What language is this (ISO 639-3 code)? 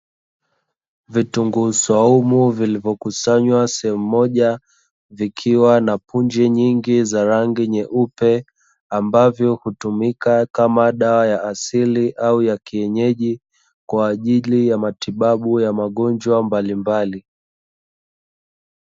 swa